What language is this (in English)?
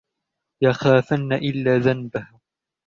Arabic